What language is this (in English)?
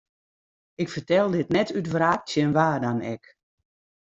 Western Frisian